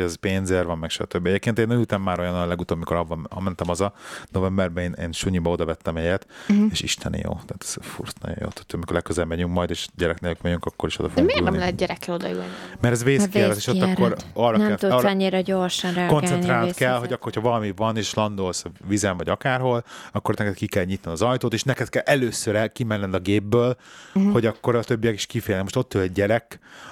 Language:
Hungarian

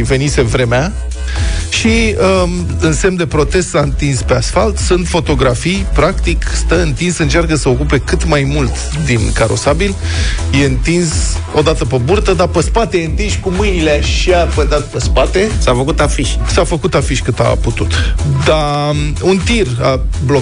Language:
Romanian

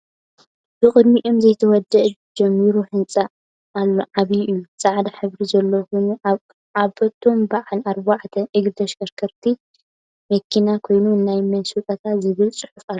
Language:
Tigrinya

